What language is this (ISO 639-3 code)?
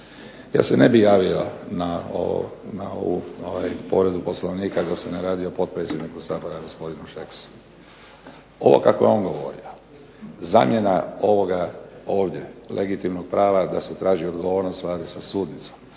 hrv